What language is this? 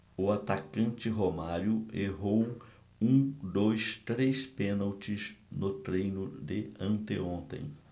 Portuguese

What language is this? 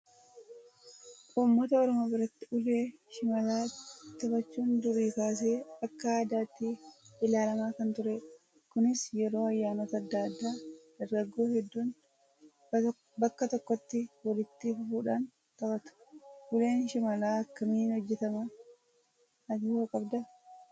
Oromo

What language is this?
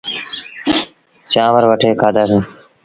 Sindhi Bhil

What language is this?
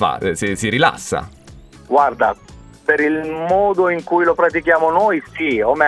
Italian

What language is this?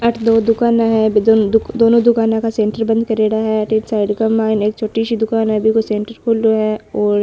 Marwari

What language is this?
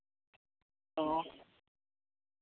Santali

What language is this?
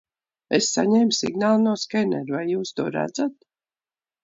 Latvian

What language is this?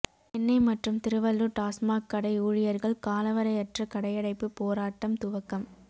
Tamil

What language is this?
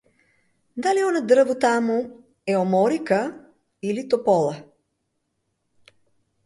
Macedonian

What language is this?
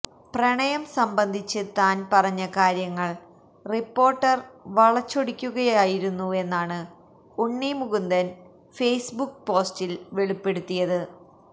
Malayalam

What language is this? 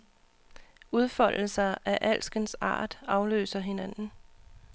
Danish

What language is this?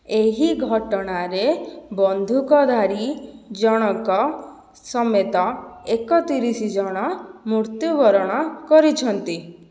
Odia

